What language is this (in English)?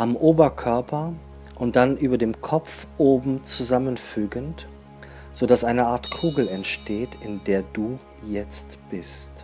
German